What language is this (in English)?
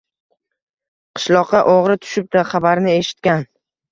Uzbek